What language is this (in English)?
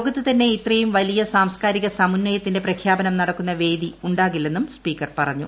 Malayalam